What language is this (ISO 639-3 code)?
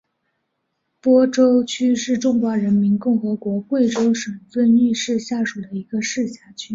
zho